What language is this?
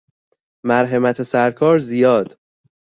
Persian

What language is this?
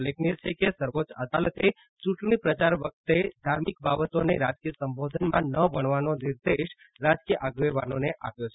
Gujarati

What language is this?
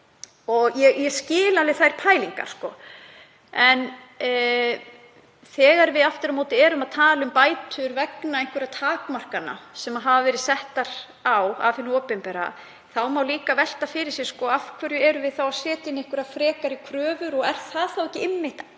Icelandic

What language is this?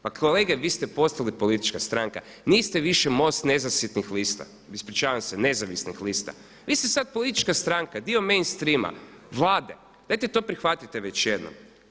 Croatian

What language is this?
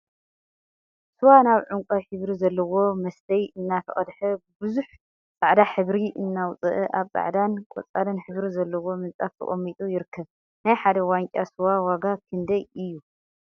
Tigrinya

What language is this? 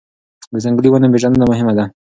Pashto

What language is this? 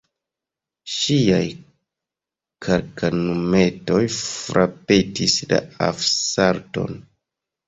Esperanto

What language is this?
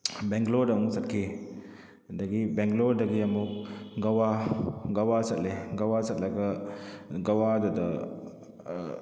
Manipuri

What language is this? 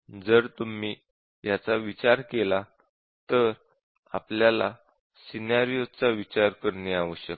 Marathi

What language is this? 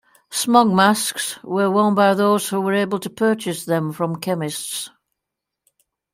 English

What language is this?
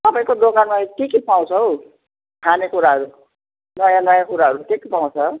Nepali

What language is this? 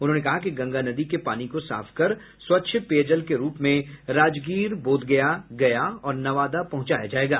Hindi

